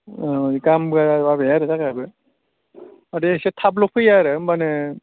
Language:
Bodo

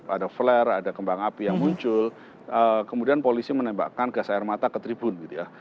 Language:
Indonesian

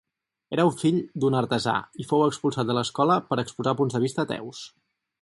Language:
Catalan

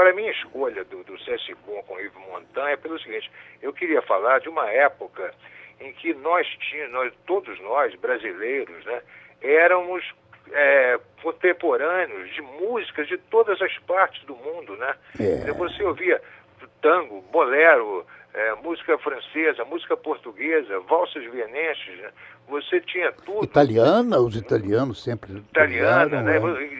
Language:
Portuguese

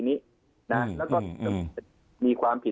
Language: Thai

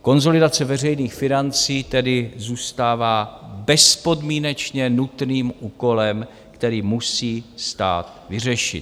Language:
Czech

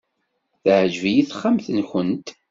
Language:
Kabyle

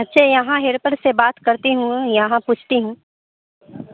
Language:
Urdu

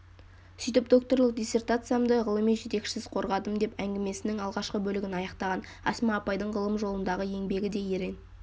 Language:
Kazakh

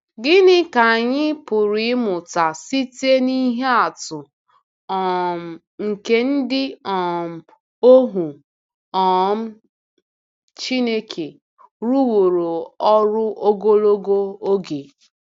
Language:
Igbo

